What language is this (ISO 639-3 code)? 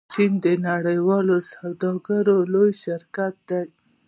pus